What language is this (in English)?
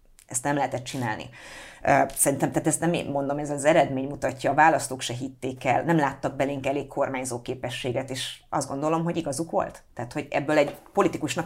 Hungarian